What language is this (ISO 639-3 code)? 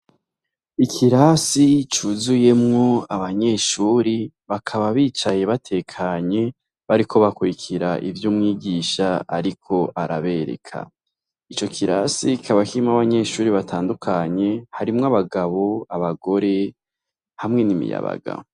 run